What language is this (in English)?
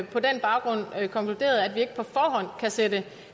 Danish